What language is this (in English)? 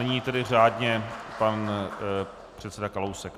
Czech